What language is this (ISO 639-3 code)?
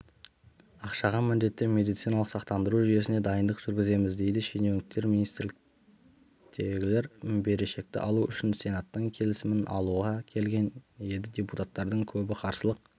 kaz